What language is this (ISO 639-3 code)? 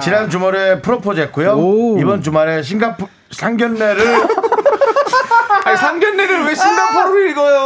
kor